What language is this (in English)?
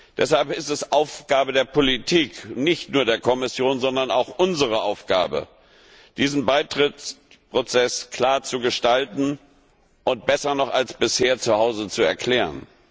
German